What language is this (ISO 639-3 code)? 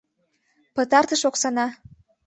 chm